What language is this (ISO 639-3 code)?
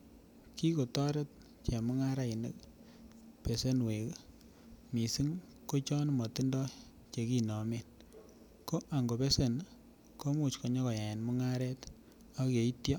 kln